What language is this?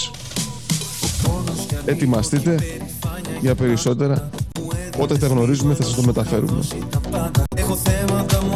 Greek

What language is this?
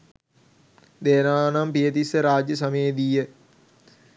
Sinhala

